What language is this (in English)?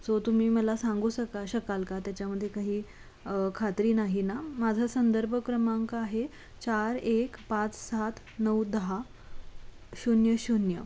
Marathi